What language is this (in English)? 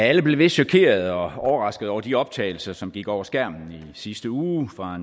Danish